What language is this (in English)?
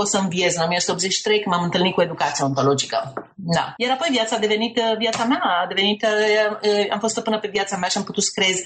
Romanian